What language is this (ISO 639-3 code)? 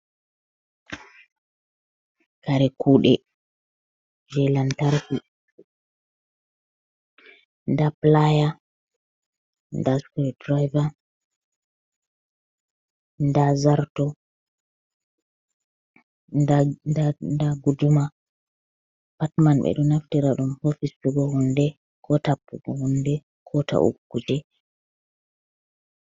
ful